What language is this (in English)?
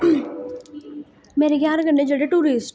Dogri